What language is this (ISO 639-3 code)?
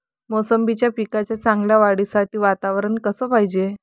mar